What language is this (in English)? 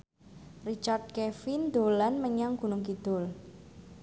Javanese